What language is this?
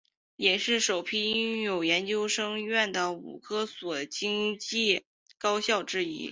Chinese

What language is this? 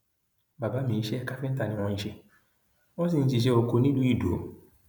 Yoruba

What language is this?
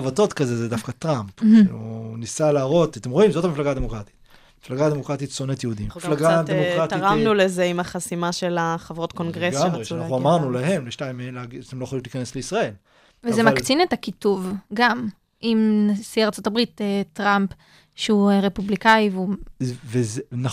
Hebrew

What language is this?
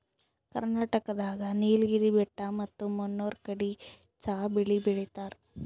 Kannada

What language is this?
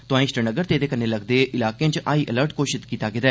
Dogri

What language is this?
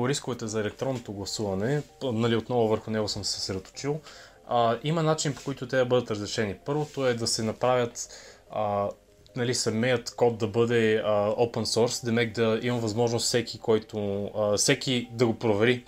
Bulgarian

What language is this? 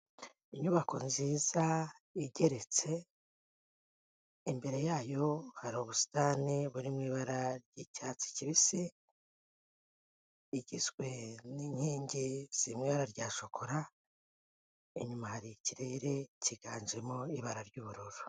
Kinyarwanda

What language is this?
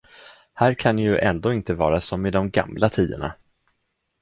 Swedish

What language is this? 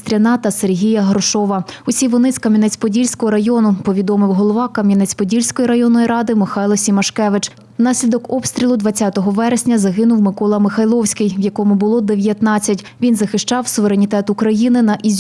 Ukrainian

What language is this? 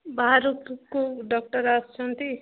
Odia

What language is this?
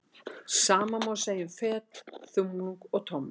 Icelandic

